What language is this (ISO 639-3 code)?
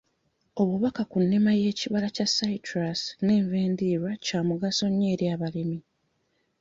lug